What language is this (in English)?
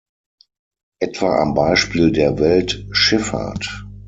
German